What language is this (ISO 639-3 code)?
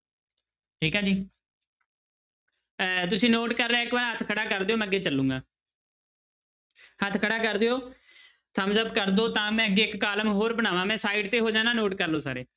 pan